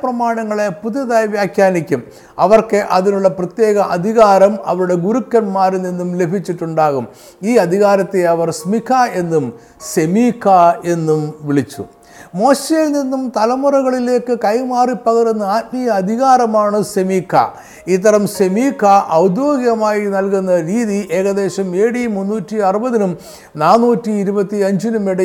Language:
Malayalam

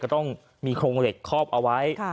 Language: Thai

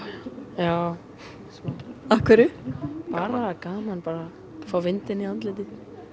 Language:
Icelandic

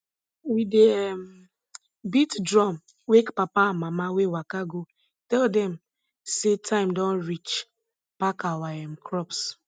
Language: Nigerian Pidgin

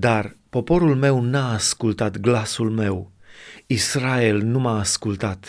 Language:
Romanian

